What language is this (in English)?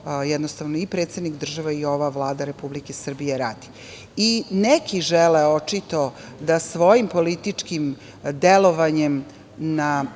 Serbian